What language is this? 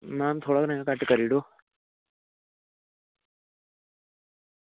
Dogri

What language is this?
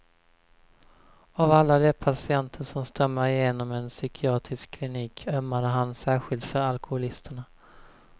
Swedish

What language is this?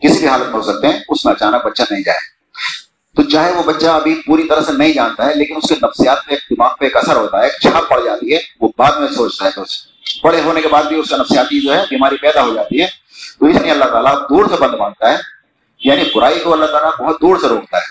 Urdu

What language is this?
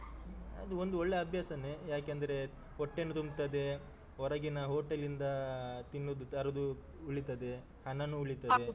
Kannada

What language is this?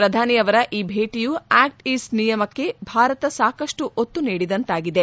Kannada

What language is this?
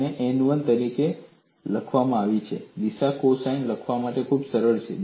Gujarati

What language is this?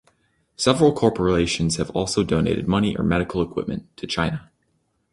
English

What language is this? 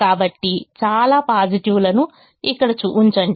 Telugu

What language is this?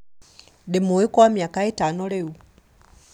Kikuyu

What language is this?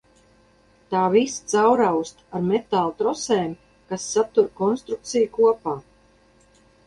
Latvian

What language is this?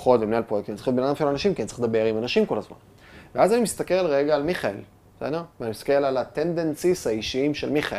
Hebrew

